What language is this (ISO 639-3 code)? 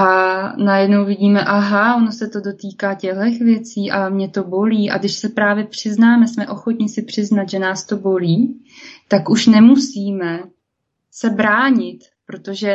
ces